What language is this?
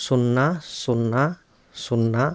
Telugu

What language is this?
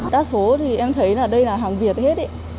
Vietnamese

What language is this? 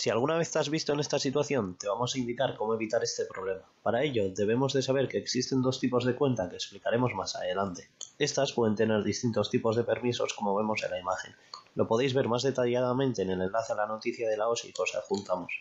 Spanish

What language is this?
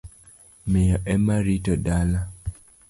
Luo (Kenya and Tanzania)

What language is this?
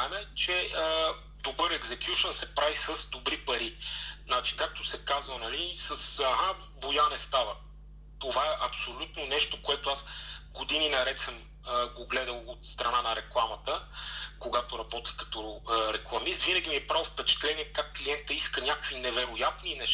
Bulgarian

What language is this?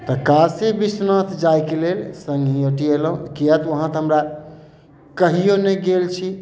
Maithili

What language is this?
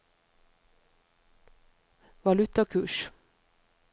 Norwegian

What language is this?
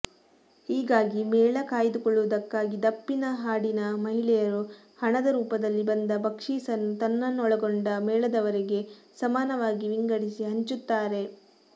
Kannada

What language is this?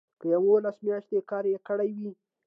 Pashto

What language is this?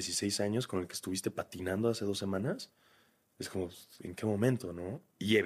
Spanish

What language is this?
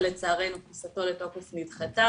Hebrew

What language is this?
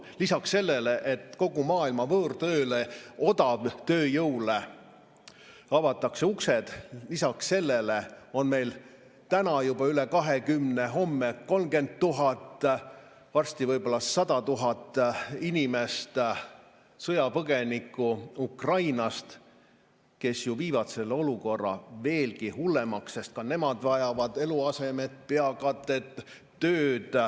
Estonian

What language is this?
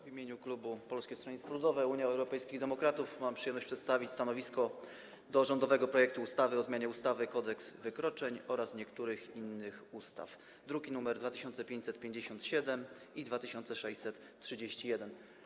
Polish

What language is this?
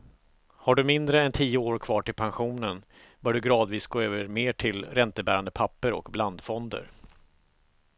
Swedish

